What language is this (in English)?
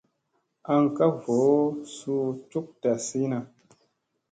Musey